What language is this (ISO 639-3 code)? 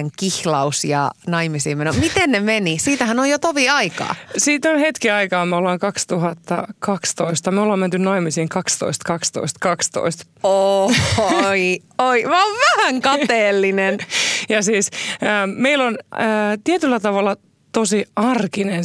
fin